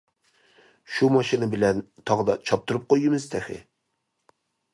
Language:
Uyghur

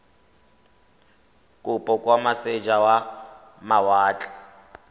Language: Tswana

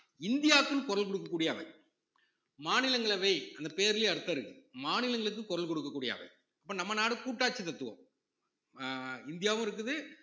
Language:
Tamil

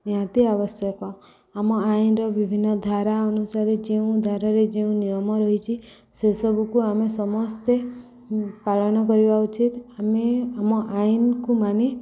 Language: Odia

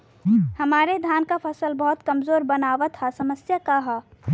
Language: Bhojpuri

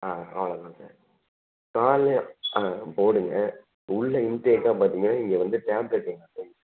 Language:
Tamil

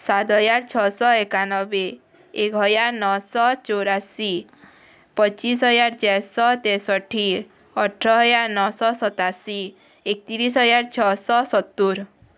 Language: Odia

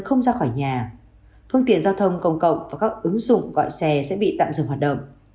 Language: Vietnamese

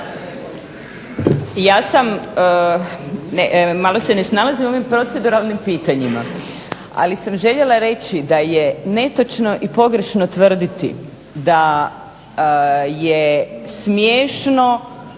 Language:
Croatian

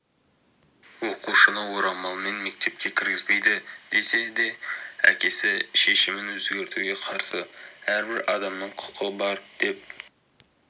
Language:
Kazakh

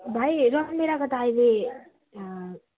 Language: Nepali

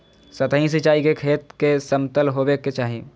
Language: Magahi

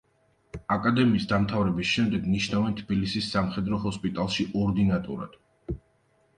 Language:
Georgian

